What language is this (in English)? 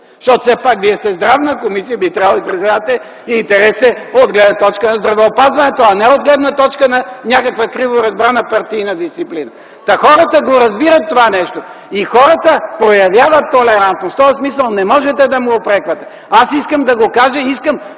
Bulgarian